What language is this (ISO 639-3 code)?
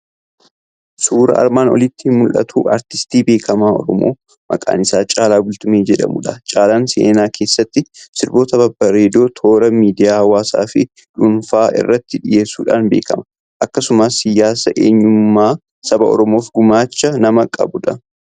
orm